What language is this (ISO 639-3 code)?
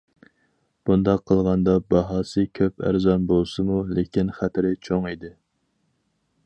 uig